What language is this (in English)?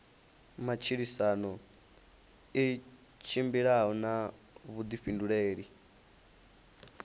Venda